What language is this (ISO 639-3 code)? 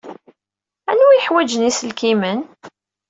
kab